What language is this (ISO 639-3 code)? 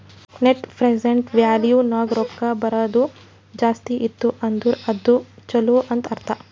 kan